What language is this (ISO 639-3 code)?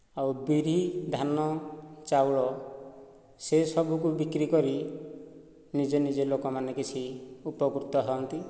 ori